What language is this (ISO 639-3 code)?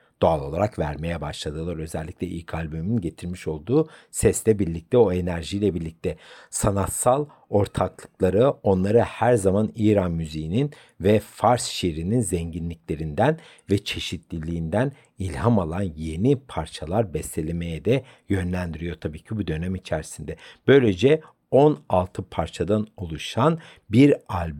tur